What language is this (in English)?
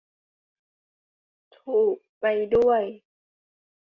Thai